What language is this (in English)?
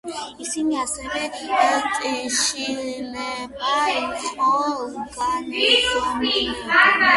Georgian